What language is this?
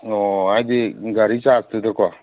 Manipuri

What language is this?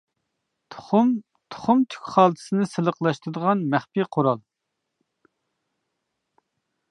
Uyghur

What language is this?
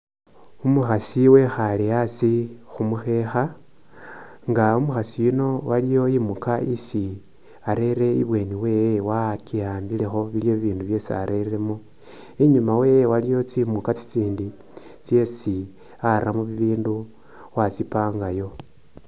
Masaaba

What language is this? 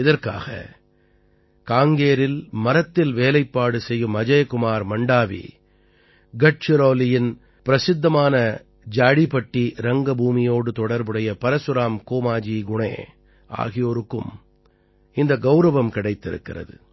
Tamil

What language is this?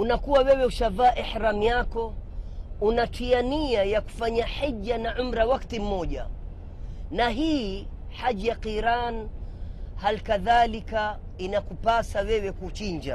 Swahili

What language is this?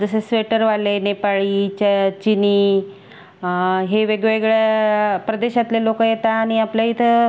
Marathi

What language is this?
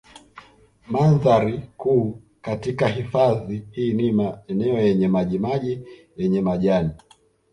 Swahili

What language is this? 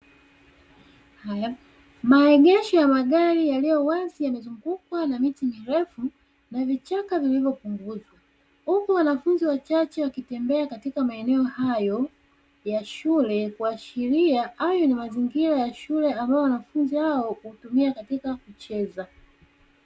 Swahili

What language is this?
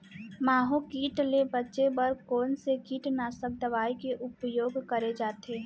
Chhattisgarhi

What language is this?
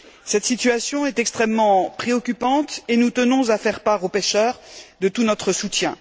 French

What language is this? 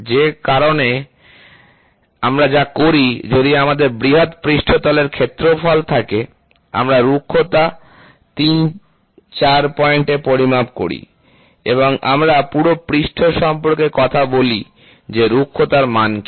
Bangla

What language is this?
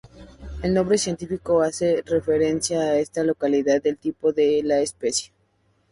Spanish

